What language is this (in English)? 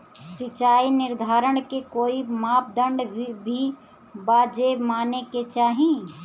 Bhojpuri